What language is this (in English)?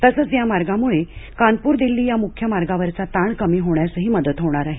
Marathi